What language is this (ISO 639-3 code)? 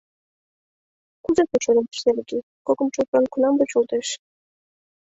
chm